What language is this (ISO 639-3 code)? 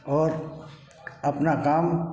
hin